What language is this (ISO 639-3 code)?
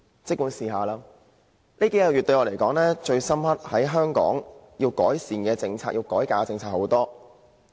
yue